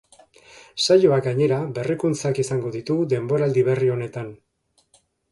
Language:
Basque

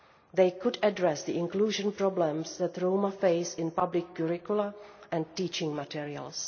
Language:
English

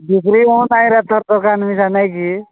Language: Odia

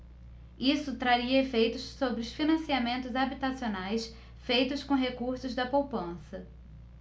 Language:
Portuguese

